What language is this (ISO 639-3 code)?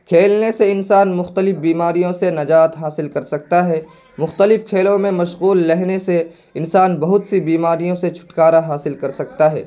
urd